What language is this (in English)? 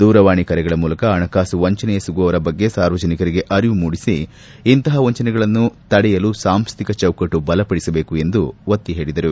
Kannada